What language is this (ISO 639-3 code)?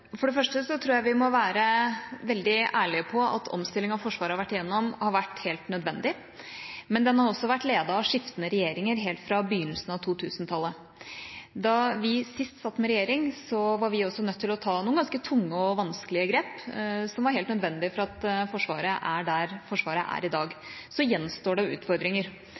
nob